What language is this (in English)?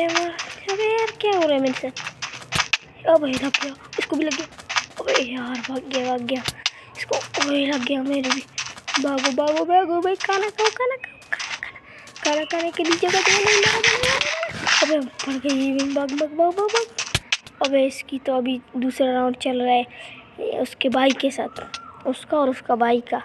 Romanian